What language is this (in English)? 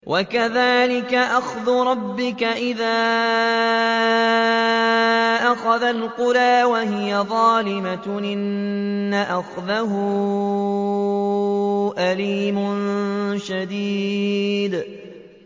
Arabic